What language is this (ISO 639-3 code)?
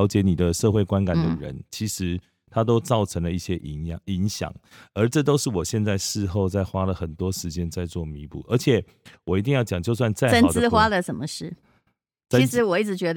zho